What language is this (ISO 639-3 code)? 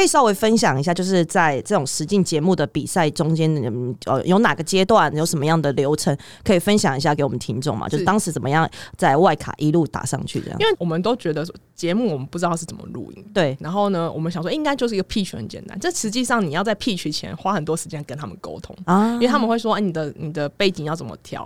zho